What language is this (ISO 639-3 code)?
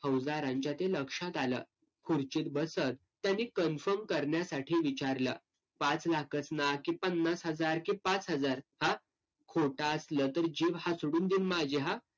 mar